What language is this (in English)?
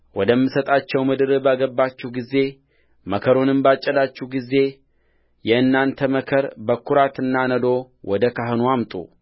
Amharic